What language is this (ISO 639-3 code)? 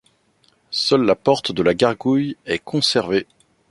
fra